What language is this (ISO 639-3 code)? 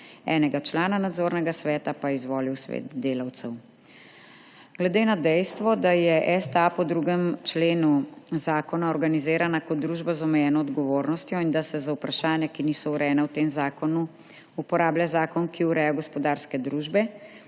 slv